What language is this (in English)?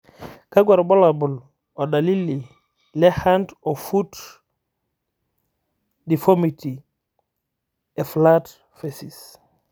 Masai